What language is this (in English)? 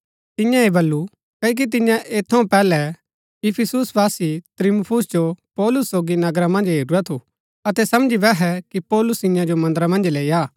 Gaddi